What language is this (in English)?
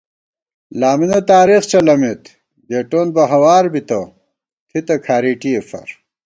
Gawar-Bati